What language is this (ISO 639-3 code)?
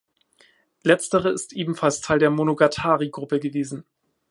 deu